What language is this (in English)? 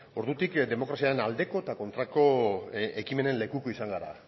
Basque